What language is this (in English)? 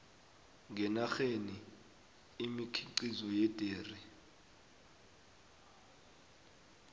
South Ndebele